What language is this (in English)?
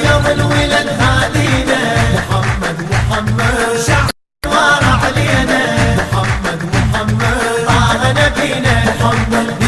Arabic